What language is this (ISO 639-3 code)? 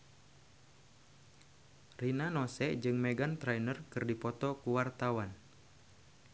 sun